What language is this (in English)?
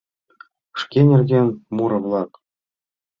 Mari